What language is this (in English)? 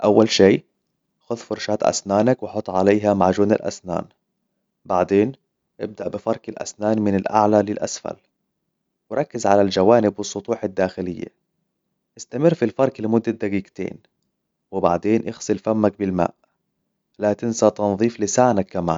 Hijazi Arabic